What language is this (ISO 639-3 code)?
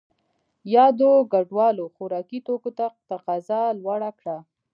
pus